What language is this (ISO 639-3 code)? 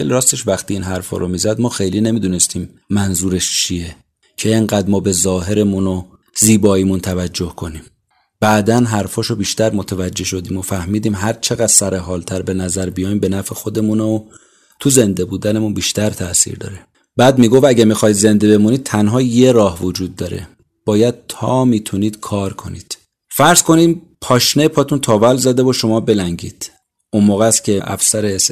fas